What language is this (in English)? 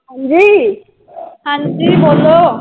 Punjabi